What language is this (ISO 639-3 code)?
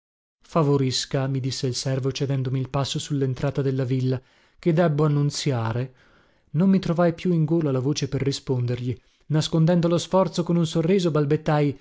ita